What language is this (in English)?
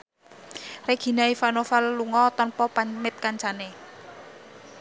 Javanese